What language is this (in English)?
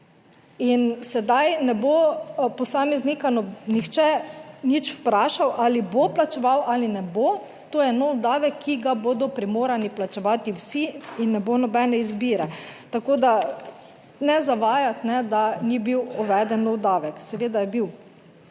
Slovenian